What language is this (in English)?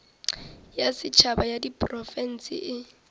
Northern Sotho